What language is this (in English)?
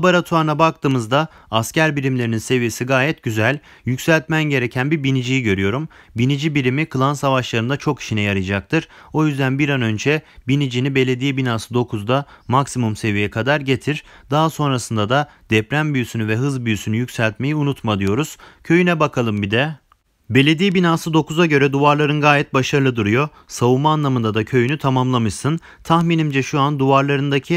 Turkish